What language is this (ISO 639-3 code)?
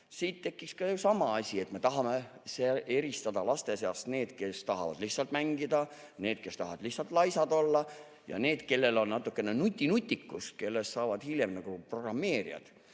est